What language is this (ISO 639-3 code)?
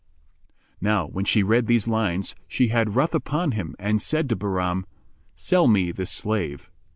eng